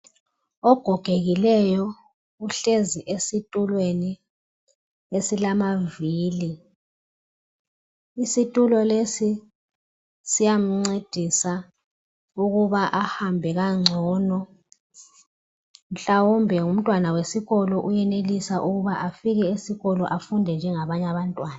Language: North Ndebele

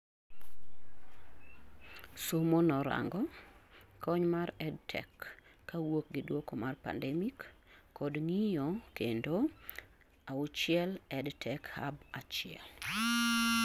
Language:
Luo (Kenya and Tanzania)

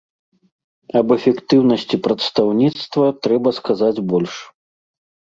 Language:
Belarusian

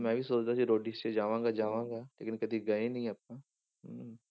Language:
Punjabi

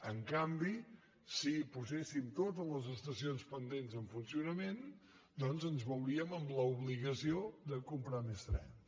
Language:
Catalan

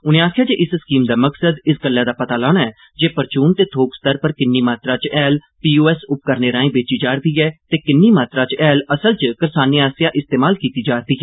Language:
Dogri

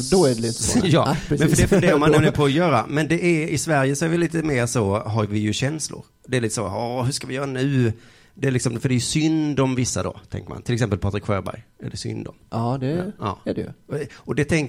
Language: Swedish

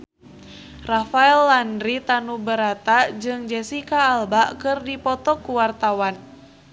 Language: Sundanese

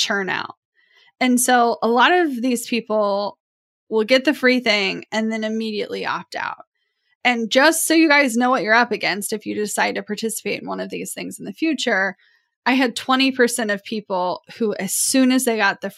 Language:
English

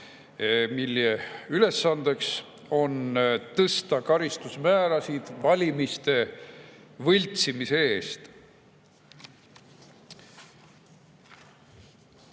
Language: Estonian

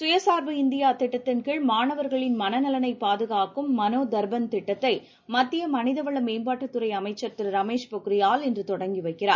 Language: Tamil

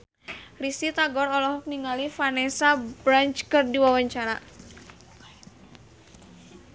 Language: Sundanese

